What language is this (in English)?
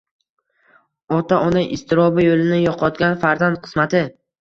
Uzbek